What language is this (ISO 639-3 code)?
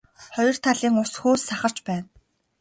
mon